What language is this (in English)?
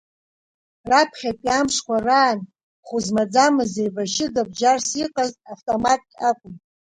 Abkhazian